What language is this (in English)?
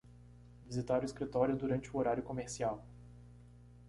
Portuguese